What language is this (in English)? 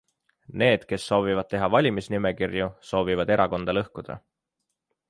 Estonian